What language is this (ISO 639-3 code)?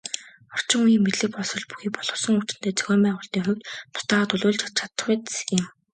mon